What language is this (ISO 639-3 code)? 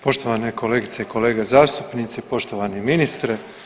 hrv